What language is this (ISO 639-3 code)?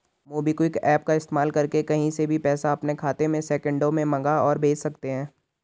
hin